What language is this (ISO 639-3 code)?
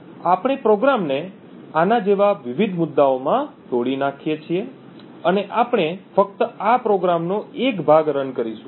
guj